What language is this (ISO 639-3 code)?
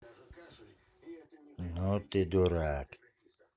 rus